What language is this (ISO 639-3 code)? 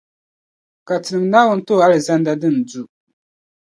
dag